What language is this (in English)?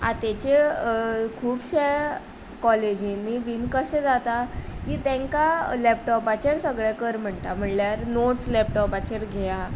Konkani